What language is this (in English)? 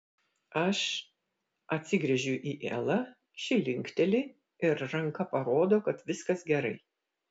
Lithuanian